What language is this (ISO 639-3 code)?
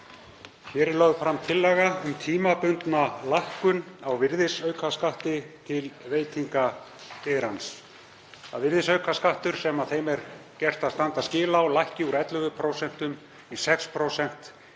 isl